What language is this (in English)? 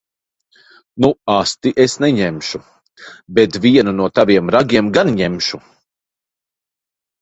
Latvian